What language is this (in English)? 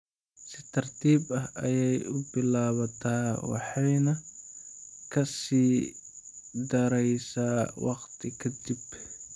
Somali